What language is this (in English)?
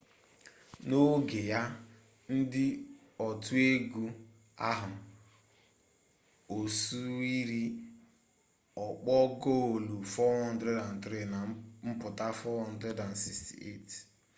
Igbo